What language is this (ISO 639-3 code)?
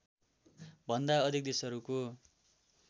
nep